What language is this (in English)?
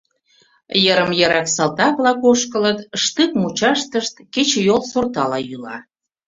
Mari